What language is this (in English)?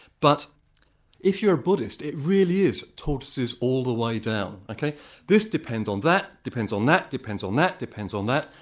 English